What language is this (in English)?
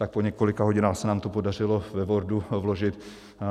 Czech